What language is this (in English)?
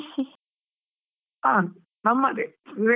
Kannada